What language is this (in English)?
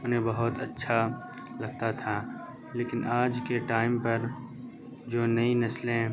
Urdu